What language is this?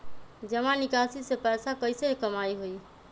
Magahi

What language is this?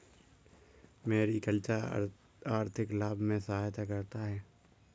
Hindi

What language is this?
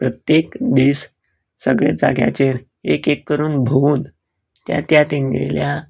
Konkani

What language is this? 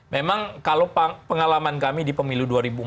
Indonesian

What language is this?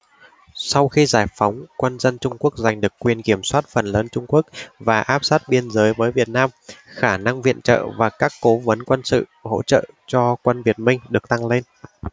Vietnamese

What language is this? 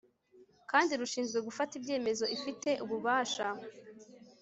Kinyarwanda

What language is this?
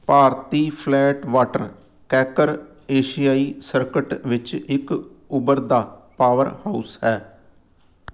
Punjabi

